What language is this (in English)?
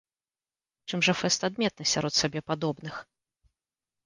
Belarusian